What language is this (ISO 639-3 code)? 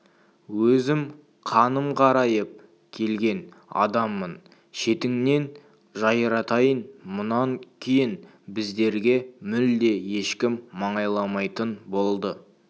kaz